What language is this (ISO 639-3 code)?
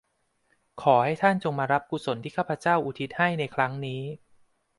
tha